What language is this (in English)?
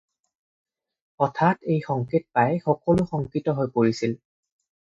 Assamese